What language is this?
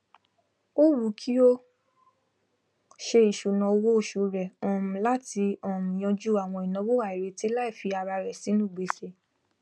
Yoruba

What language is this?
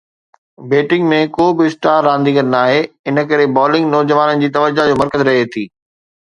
Sindhi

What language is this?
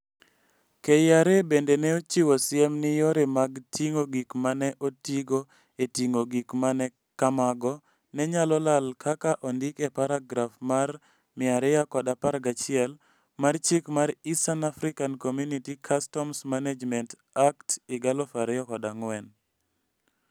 Luo (Kenya and Tanzania)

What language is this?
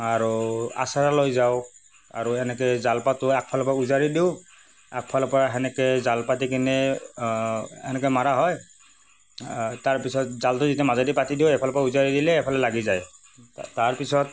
Assamese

